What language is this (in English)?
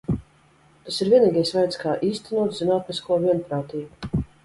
Latvian